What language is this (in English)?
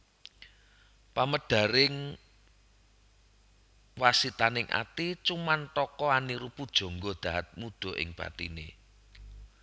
Javanese